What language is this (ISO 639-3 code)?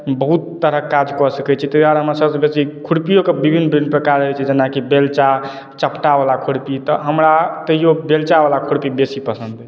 mai